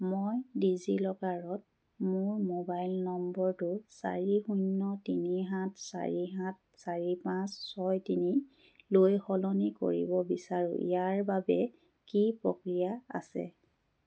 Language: Assamese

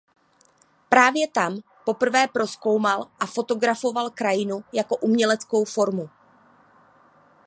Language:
Czech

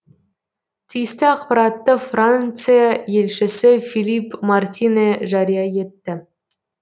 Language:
Kazakh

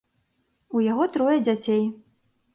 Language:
Belarusian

